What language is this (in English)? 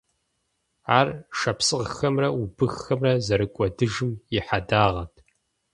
Kabardian